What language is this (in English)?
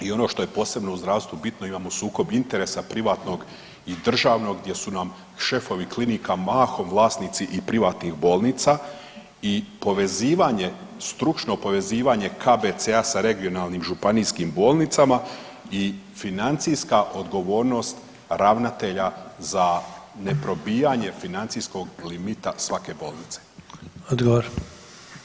Croatian